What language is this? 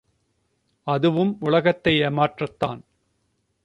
Tamil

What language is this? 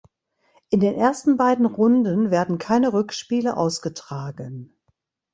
German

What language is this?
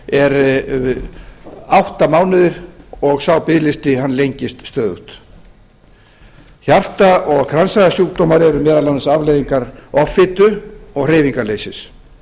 Icelandic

